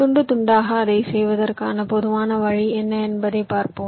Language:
Tamil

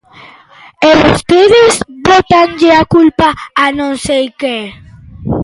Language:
Galician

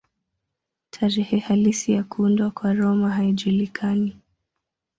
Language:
Swahili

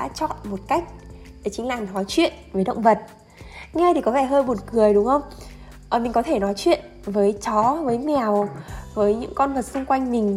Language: Vietnamese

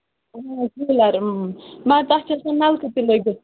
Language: Kashmiri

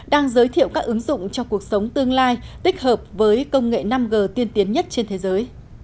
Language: Vietnamese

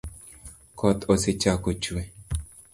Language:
Luo (Kenya and Tanzania)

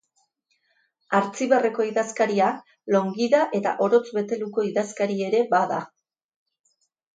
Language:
Basque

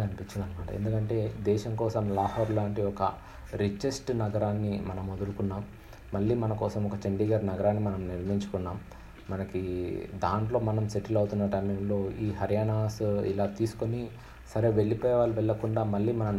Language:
Telugu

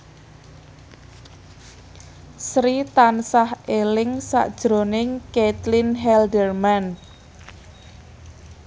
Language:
Javanese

